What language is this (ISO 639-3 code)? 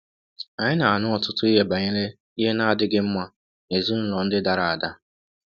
ibo